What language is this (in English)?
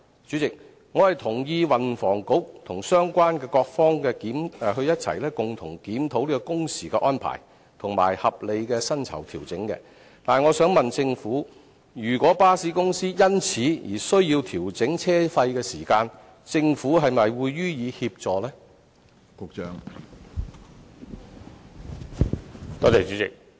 Cantonese